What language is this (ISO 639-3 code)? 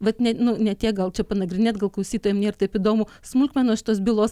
lit